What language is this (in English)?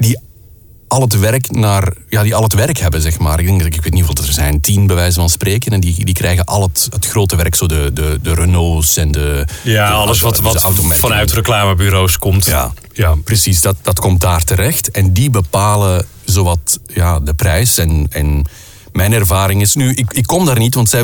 Dutch